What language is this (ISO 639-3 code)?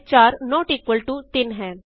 pan